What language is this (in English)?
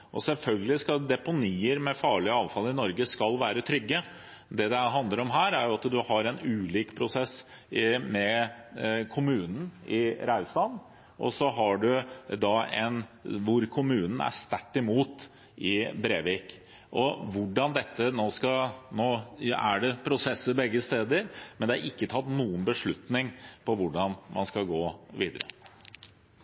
Norwegian Bokmål